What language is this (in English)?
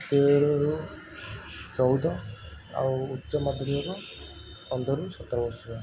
Odia